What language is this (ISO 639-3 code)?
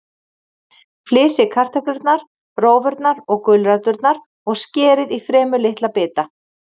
isl